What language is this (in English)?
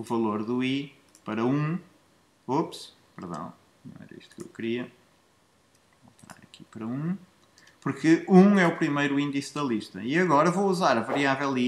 Portuguese